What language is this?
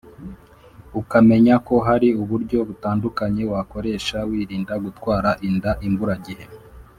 Kinyarwanda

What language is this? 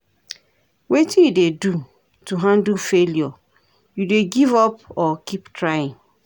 Nigerian Pidgin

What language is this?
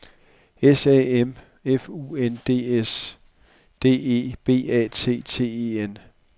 Danish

